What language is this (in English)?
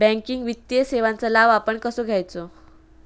Marathi